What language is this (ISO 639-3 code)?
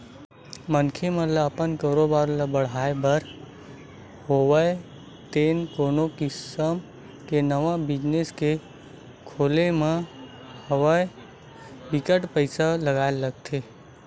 hne